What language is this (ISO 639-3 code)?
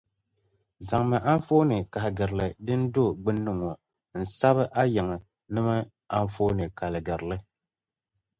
dag